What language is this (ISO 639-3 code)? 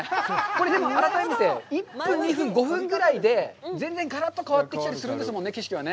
jpn